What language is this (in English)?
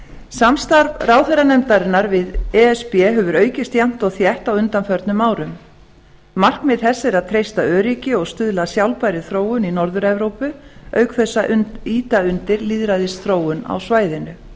Icelandic